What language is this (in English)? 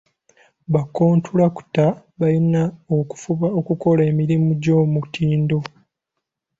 Ganda